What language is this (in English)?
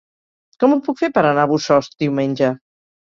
Catalan